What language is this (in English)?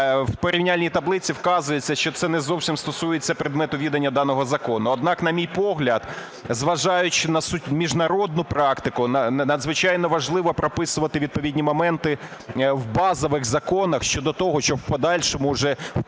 Ukrainian